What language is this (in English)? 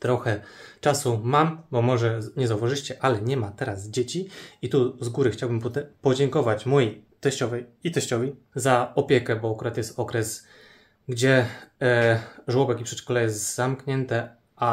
Polish